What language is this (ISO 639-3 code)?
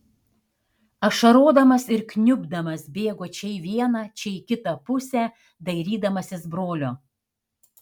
lit